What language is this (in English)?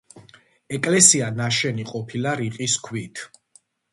Georgian